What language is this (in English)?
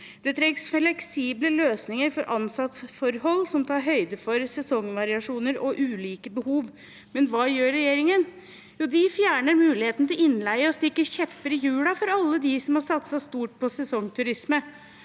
Norwegian